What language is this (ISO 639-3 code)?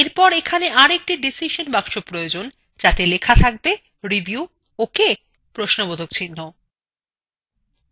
ben